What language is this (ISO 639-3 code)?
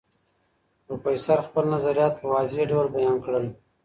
pus